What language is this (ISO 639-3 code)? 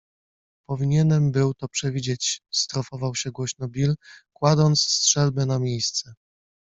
pol